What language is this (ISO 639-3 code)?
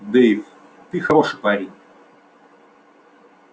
rus